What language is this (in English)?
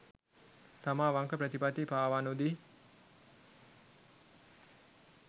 Sinhala